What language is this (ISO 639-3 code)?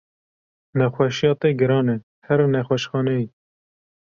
kur